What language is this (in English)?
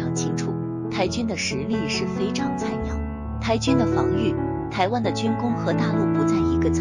Chinese